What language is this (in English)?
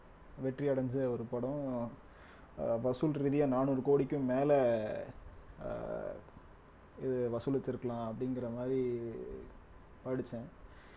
Tamil